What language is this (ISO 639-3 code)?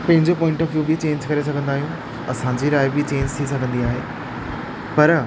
snd